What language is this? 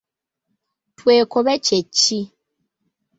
Ganda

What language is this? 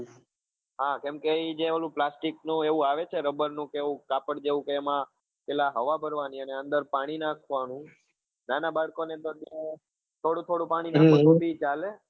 Gujarati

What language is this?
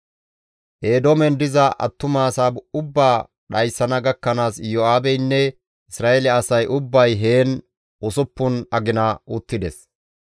Gamo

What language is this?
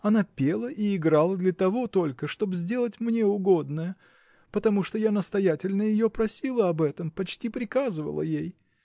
Russian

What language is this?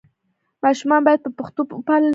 Pashto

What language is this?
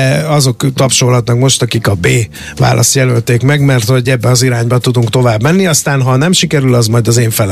Hungarian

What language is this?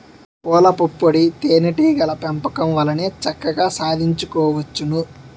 Telugu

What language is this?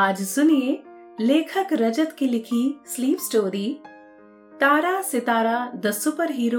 Hindi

